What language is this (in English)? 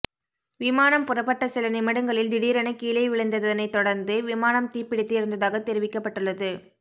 Tamil